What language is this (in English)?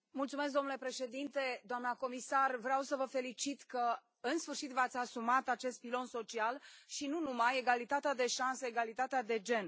Romanian